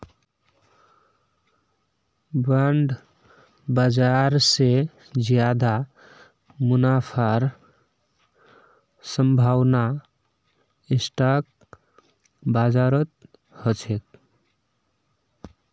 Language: Magahi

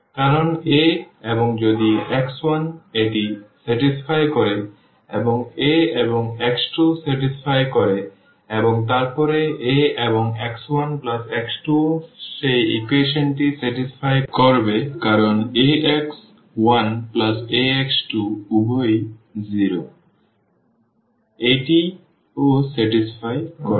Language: Bangla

